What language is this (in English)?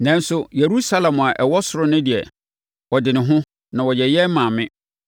Akan